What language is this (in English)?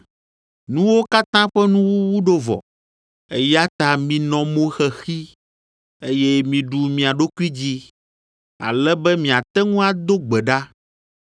Ewe